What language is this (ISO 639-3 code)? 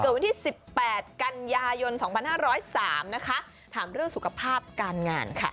tha